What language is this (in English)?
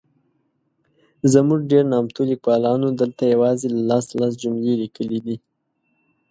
Pashto